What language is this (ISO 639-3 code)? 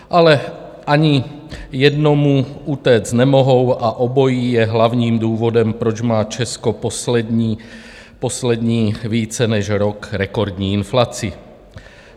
ces